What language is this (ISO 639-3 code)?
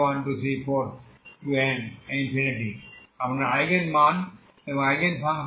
ben